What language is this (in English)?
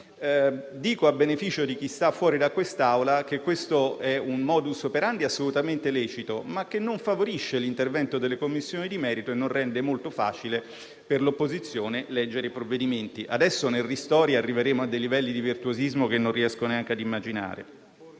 Italian